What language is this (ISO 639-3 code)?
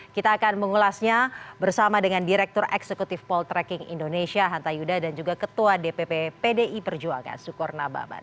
ind